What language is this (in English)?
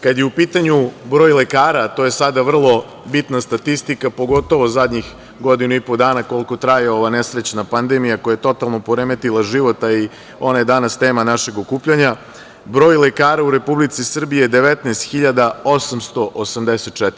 Serbian